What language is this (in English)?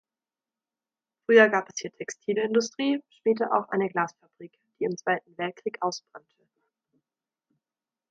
German